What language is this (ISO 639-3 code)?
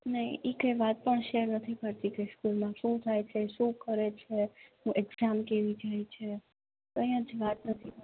guj